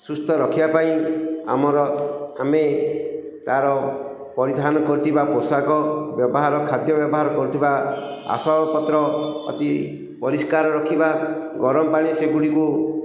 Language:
Odia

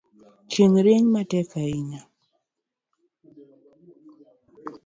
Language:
Luo (Kenya and Tanzania)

